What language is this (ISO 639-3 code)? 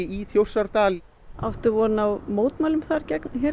isl